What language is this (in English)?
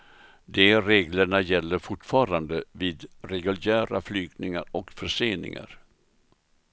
Swedish